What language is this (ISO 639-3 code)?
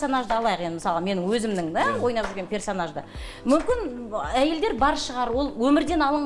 tur